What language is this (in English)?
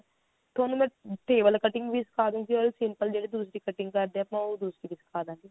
Punjabi